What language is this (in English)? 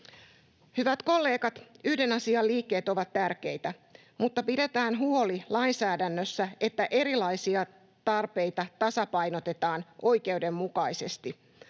Finnish